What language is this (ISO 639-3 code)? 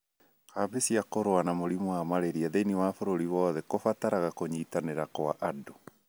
kik